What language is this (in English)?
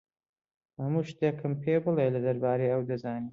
Central Kurdish